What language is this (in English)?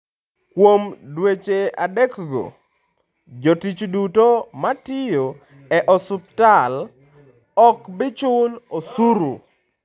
Luo (Kenya and Tanzania)